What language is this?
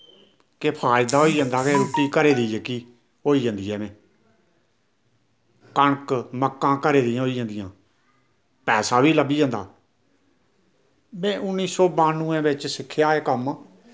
Dogri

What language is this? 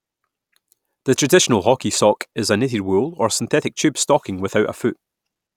English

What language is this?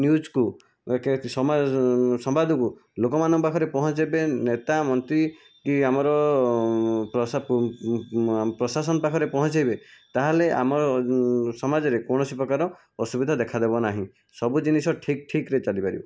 Odia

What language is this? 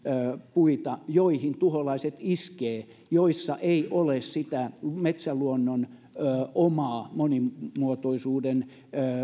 Finnish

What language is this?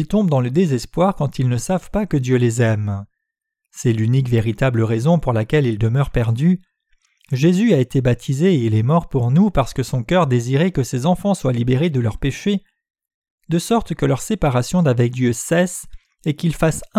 French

